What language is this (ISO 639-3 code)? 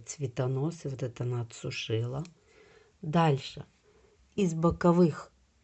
rus